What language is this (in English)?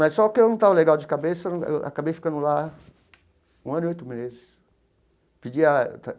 Portuguese